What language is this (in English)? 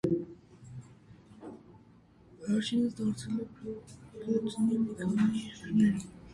Armenian